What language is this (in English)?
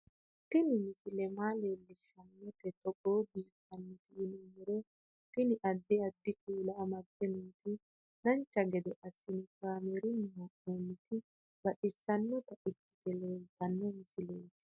Sidamo